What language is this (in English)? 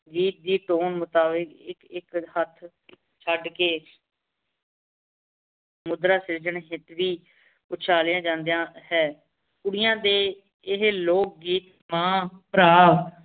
Punjabi